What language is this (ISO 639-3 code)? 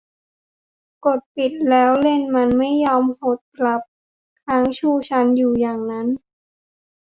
tha